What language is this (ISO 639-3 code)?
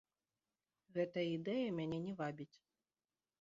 bel